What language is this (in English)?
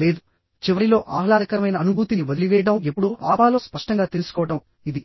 Telugu